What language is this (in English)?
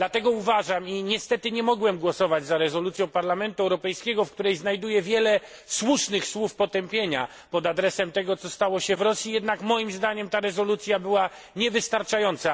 Polish